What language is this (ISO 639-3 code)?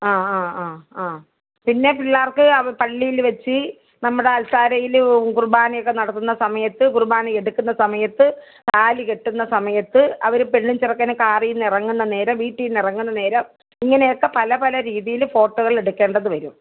mal